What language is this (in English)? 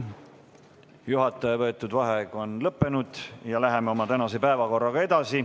Estonian